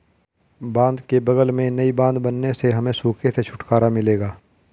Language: Hindi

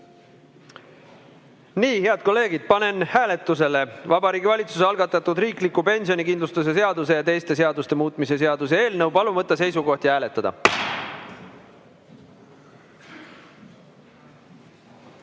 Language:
Estonian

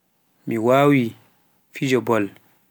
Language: Pular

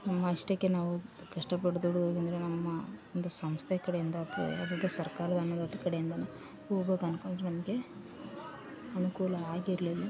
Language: Kannada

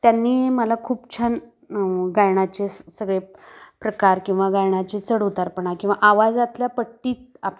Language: Marathi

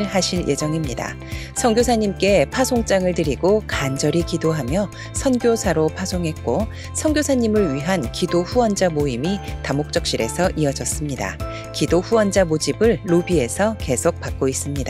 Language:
Korean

